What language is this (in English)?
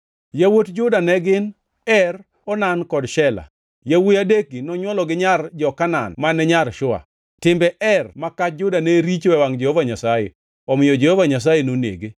Luo (Kenya and Tanzania)